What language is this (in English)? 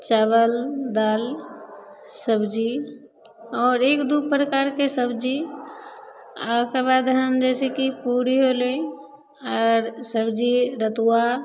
Maithili